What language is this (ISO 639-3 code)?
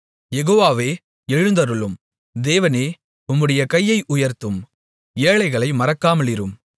tam